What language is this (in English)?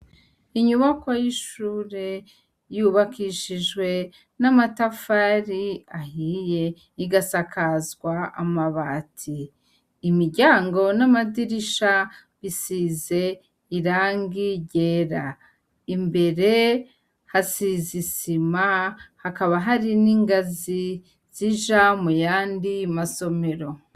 Rundi